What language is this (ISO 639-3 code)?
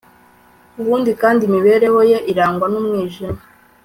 kin